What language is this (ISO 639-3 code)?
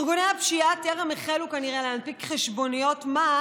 heb